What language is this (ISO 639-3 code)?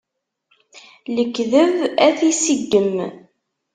kab